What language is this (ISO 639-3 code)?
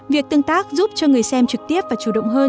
vie